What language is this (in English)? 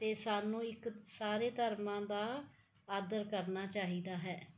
Punjabi